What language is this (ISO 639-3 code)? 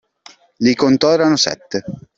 ita